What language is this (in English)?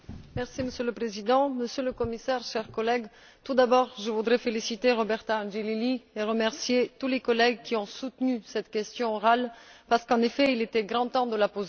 French